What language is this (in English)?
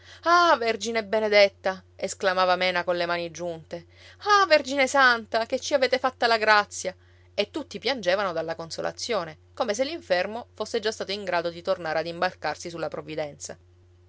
Italian